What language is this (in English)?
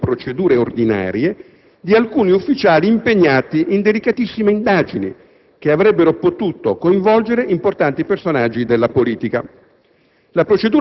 Italian